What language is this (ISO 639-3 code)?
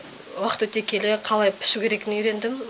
kaz